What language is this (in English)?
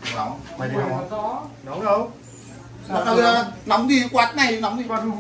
Vietnamese